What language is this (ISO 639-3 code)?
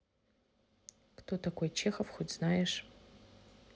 rus